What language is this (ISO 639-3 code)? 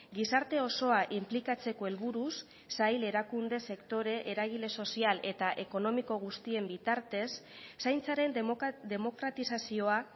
eus